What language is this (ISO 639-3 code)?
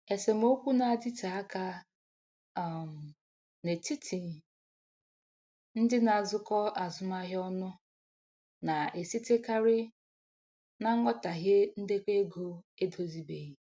ibo